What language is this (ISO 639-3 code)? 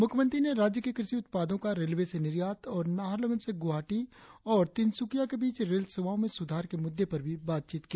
hin